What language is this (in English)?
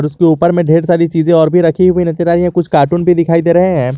Hindi